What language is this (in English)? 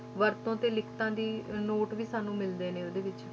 Punjabi